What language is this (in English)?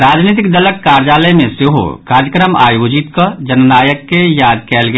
Maithili